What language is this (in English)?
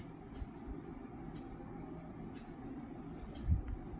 Kannada